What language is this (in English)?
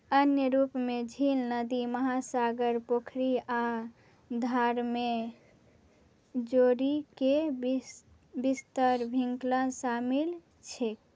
Maithili